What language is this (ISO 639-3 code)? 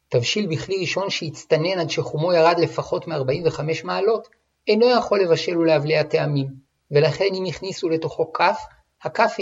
heb